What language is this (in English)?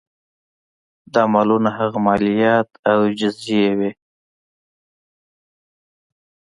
Pashto